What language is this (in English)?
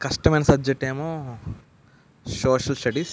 Telugu